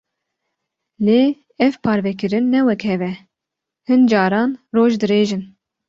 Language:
Kurdish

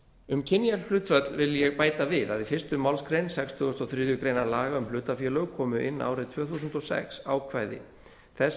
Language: Icelandic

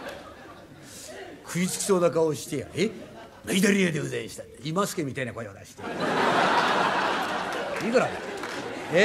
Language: Japanese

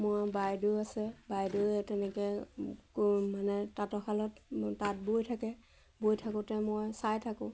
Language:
Assamese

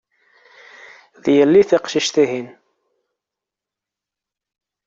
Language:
Kabyle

